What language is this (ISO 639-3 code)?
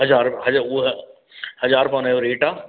snd